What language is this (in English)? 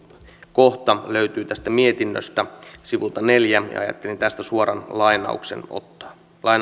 Finnish